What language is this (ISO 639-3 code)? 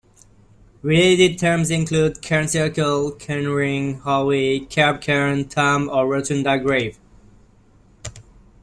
eng